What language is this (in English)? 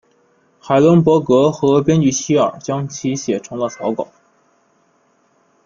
Chinese